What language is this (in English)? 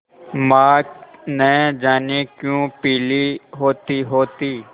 Hindi